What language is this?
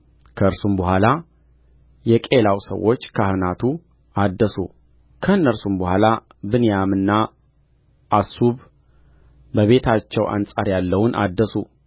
Amharic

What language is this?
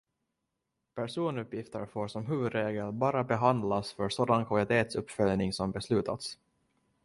Swedish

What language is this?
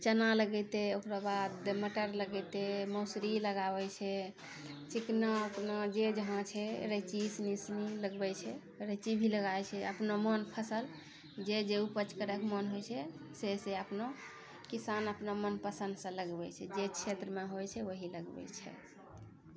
Maithili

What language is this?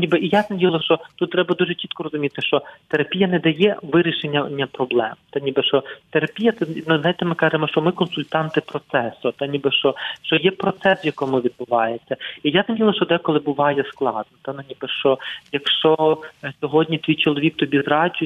Ukrainian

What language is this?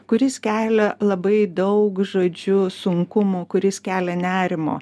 Lithuanian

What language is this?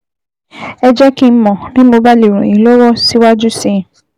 Yoruba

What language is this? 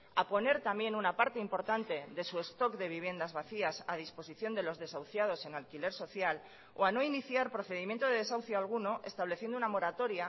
Spanish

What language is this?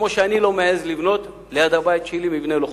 Hebrew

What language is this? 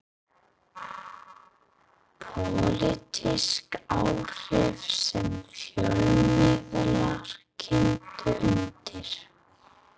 Icelandic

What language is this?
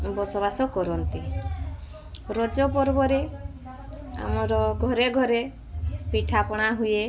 Odia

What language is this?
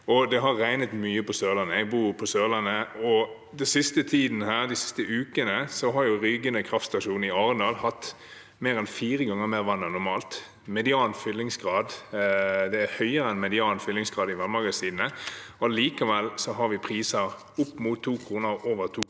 Norwegian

